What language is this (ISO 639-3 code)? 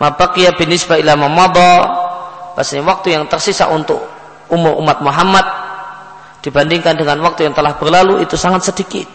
ind